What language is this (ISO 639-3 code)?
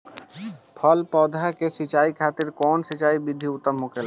bho